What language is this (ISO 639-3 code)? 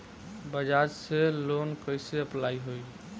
bho